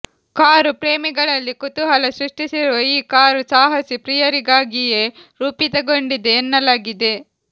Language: Kannada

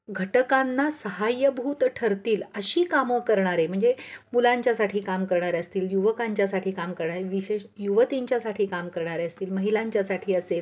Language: Marathi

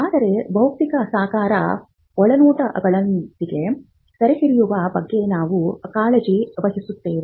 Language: Kannada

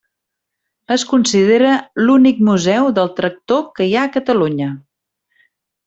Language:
Catalan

